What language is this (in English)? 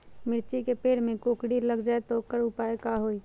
Magahi